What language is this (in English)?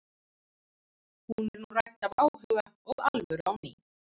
Icelandic